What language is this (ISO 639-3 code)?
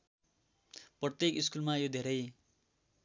nep